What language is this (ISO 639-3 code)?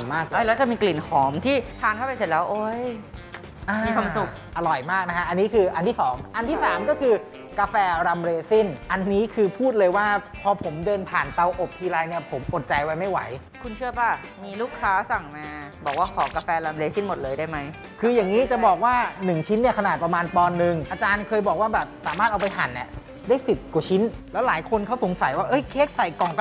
tha